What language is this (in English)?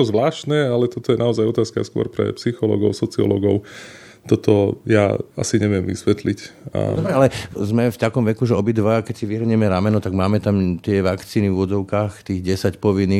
Slovak